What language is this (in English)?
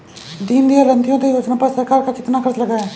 Hindi